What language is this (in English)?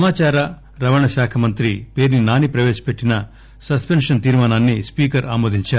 Telugu